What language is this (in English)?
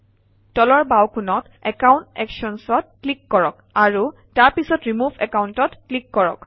Assamese